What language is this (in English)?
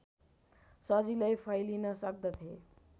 Nepali